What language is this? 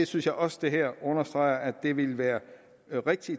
Danish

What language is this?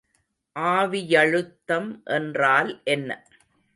Tamil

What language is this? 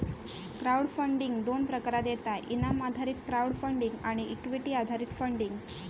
Marathi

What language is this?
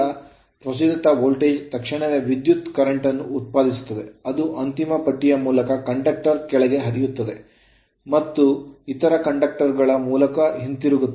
Kannada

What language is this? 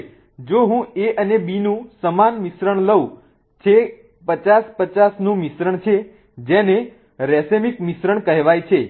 Gujarati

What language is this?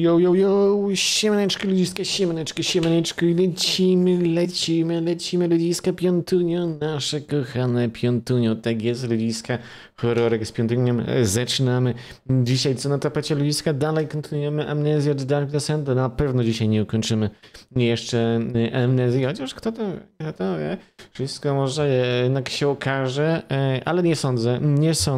Polish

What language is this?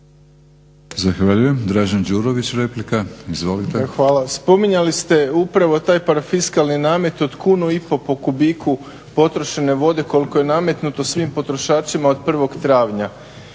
Croatian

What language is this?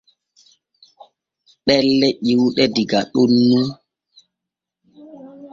Borgu Fulfulde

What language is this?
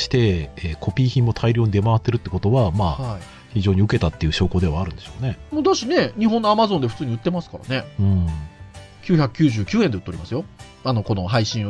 Japanese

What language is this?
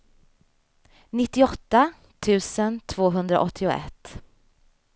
Swedish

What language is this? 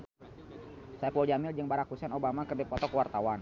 Sundanese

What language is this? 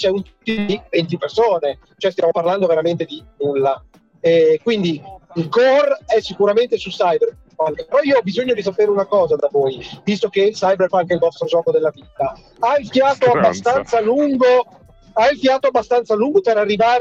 Italian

